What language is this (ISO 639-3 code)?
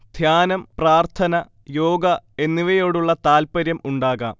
mal